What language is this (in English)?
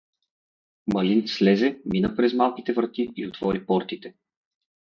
Bulgarian